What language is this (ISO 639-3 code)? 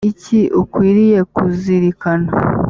kin